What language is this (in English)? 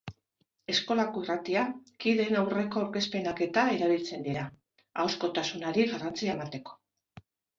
Basque